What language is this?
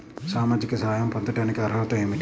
Telugu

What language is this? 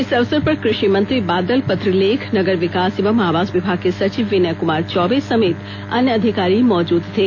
Hindi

